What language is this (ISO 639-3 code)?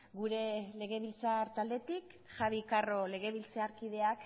eus